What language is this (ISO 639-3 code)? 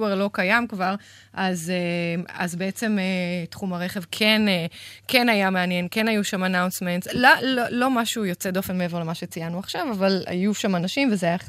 heb